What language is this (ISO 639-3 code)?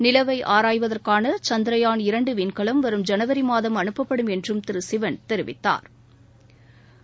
tam